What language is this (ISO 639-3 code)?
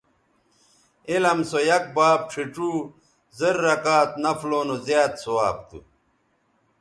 btv